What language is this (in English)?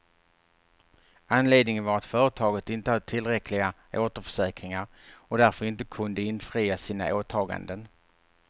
Swedish